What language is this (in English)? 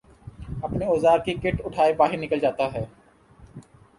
Urdu